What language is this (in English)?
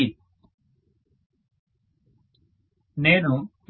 Telugu